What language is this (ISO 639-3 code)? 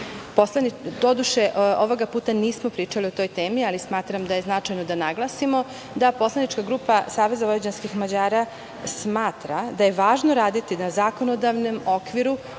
srp